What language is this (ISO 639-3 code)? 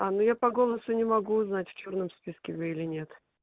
rus